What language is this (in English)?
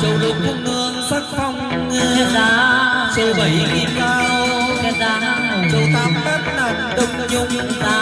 Vietnamese